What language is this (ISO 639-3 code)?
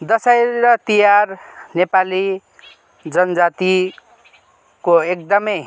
nep